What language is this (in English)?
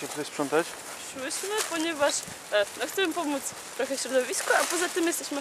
Polish